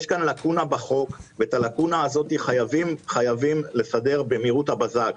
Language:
Hebrew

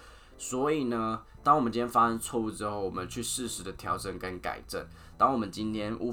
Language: Chinese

